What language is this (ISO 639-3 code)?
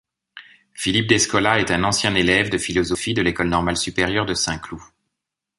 fra